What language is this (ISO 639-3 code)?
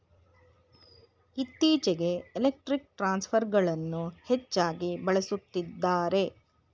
kan